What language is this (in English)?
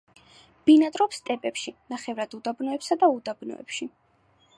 Georgian